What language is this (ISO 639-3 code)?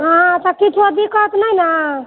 mai